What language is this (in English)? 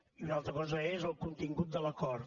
Catalan